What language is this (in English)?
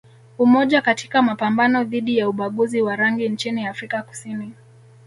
Swahili